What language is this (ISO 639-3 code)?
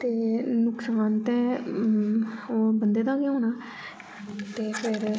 doi